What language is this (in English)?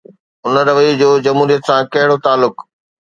Sindhi